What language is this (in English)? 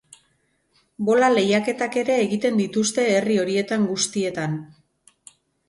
Basque